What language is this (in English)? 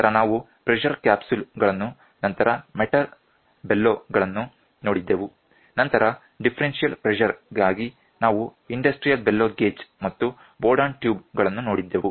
Kannada